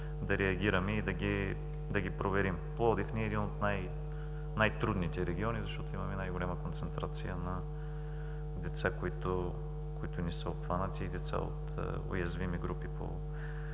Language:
Bulgarian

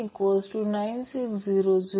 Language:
Marathi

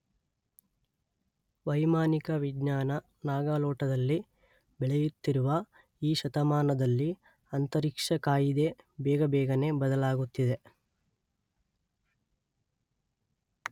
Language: Kannada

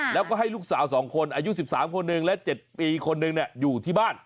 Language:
Thai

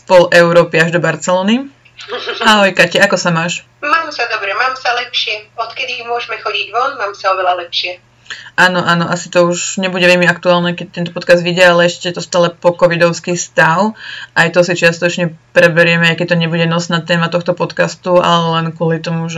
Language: Slovak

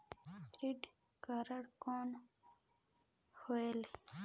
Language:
Chhattisgarhi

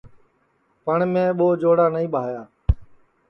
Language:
Sansi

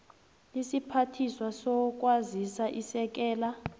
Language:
South Ndebele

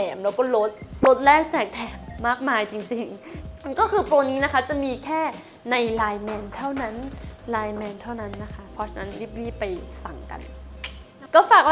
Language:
Thai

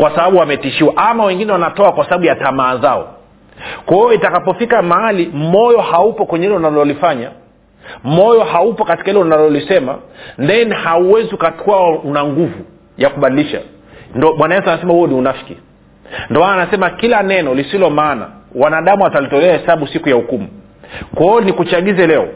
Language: Swahili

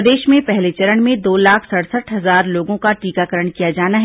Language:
Hindi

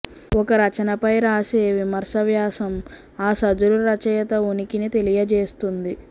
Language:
Telugu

